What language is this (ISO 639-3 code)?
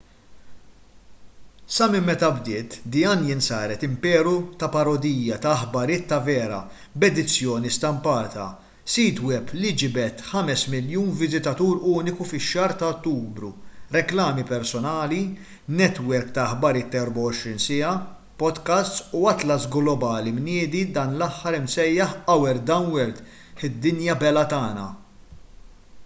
mlt